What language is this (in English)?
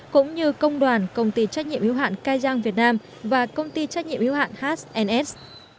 Vietnamese